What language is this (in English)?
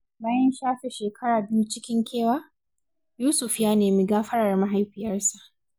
Hausa